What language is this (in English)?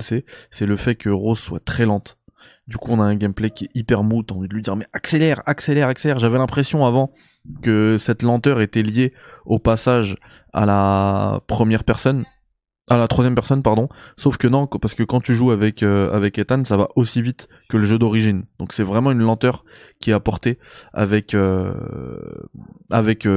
French